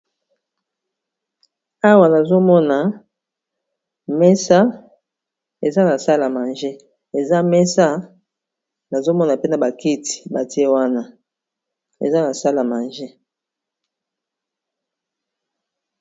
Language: Lingala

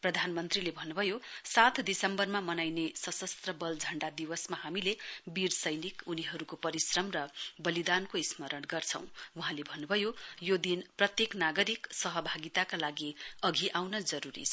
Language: Nepali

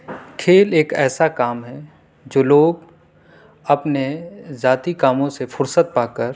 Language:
Urdu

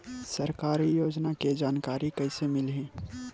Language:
Chhattisgarhi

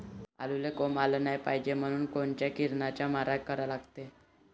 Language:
Marathi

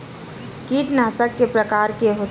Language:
Chhattisgarhi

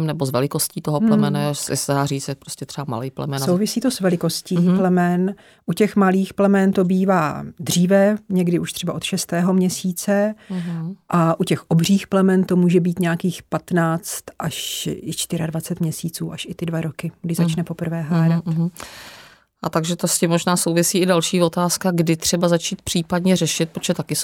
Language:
Czech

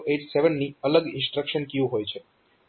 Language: Gujarati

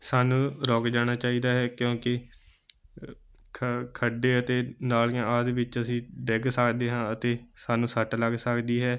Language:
Punjabi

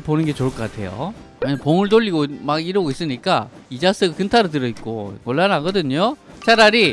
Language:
Korean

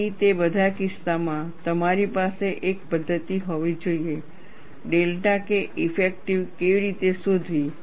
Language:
Gujarati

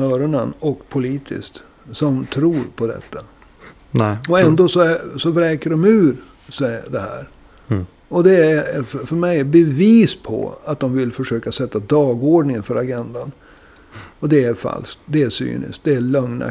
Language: Swedish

